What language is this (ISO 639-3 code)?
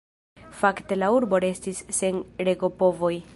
epo